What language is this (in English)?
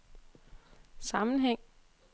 Danish